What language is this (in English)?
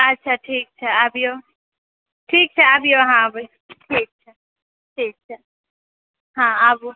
Maithili